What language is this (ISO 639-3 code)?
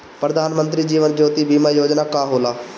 bho